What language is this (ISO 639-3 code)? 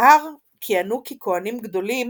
heb